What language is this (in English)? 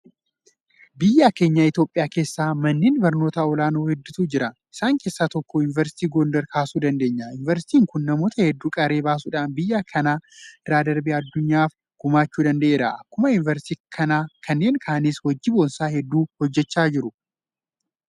Oromo